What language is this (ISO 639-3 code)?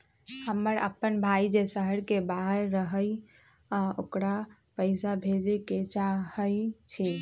mag